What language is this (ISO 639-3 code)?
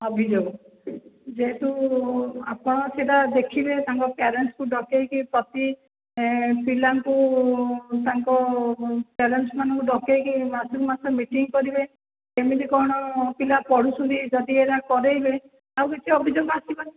ori